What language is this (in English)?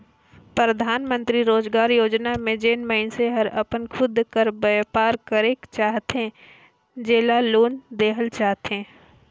Chhattisgarhi